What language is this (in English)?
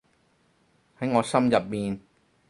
Cantonese